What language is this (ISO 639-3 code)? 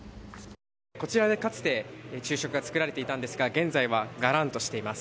jpn